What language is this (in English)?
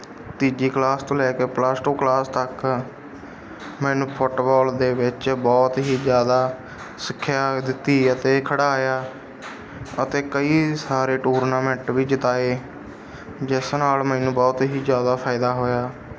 Punjabi